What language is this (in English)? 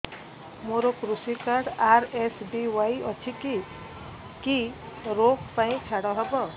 Odia